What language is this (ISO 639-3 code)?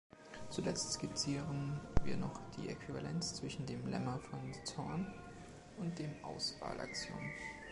deu